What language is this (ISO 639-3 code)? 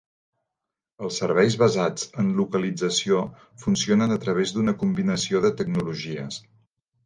cat